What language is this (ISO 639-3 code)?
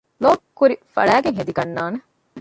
div